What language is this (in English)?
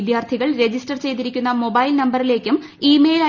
Malayalam